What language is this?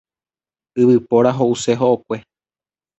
Guarani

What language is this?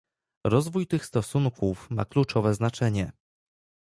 Polish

